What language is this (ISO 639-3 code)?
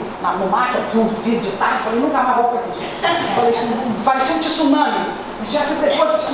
por